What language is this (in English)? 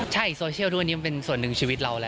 Thai